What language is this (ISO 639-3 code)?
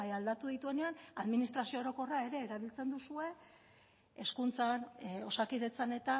eus